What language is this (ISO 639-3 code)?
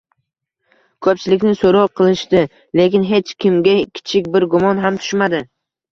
uzb